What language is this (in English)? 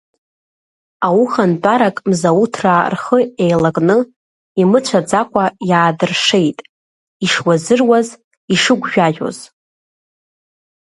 Abkhazian